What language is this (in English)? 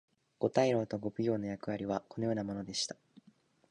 Japanese